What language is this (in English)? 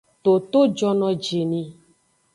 Aja (Benin)